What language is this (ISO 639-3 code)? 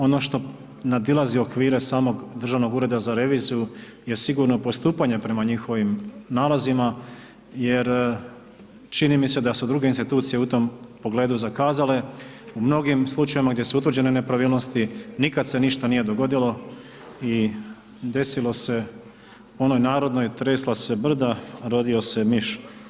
hrv